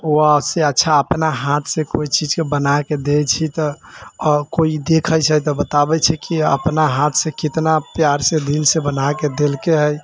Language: Maithili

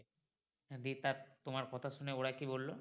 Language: Bangla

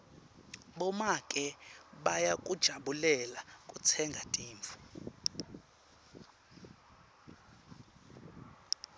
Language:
Swati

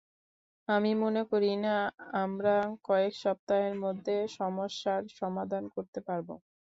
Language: Bangla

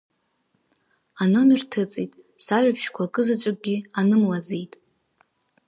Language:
Abkhazian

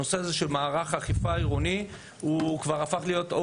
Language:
Hebrew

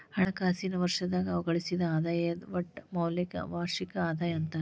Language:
Kannada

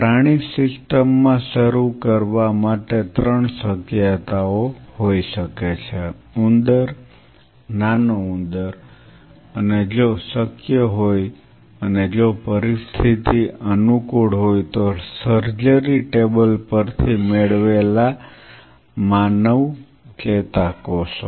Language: Gujarati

